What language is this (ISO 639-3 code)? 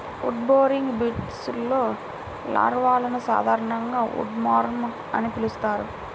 tel